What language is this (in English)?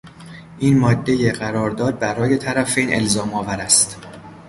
Persian